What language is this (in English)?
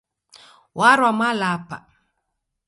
Taita